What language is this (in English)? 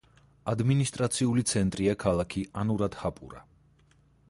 Georgian